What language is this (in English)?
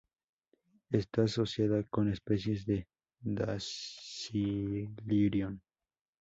Spanish